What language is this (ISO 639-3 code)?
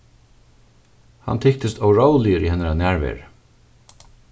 fao